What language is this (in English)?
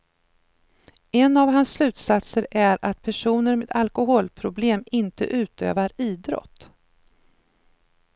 Swedish